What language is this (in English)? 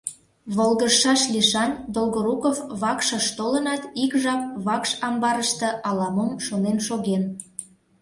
Mari